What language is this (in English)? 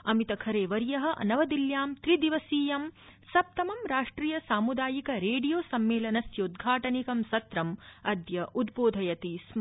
Sanskrit